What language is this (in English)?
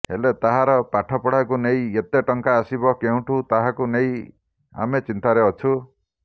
Odia